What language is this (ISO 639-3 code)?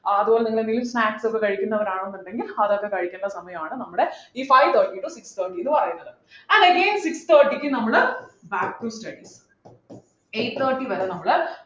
mal